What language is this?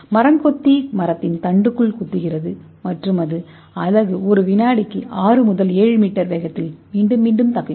Tamil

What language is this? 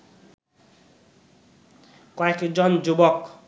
Bangla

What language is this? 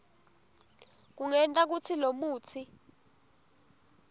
Swati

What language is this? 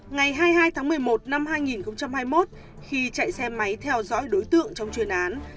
Vietnamese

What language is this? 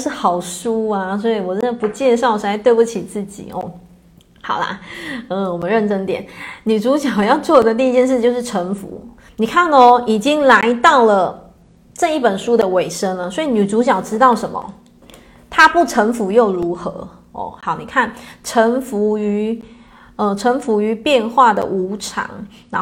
Chinese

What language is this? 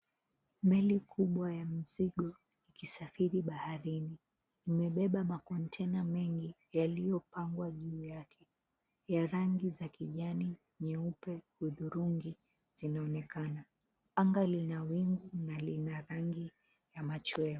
Swahili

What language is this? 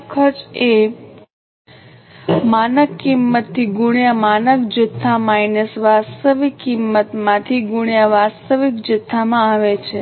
Gujarati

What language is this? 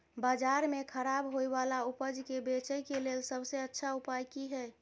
Maithili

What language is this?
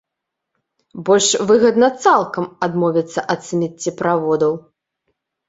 Belarusian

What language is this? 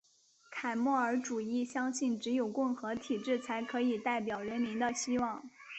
Chinese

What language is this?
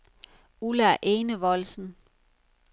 Danish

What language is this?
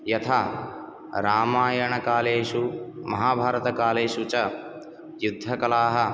Sanskrit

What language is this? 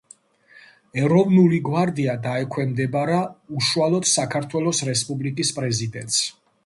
Georgian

